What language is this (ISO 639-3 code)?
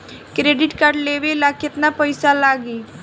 bho